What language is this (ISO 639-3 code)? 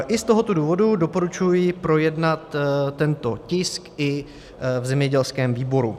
ces